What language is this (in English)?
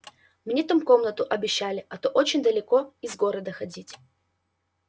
Russian